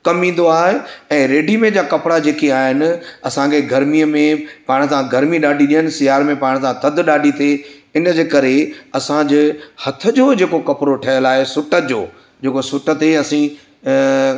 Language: Sindhi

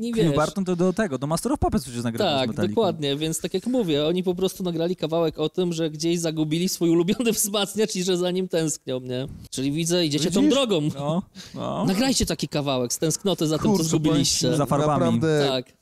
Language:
Polish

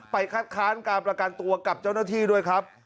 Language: Thai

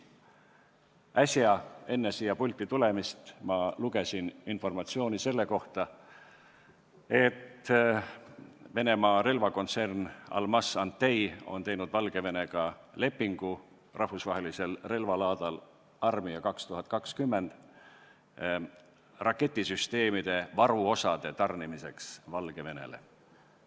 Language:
Estonian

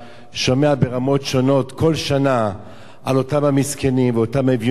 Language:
Hebrew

